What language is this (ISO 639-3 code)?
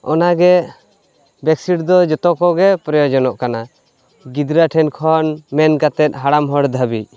sat